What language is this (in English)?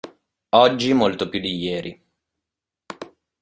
Italian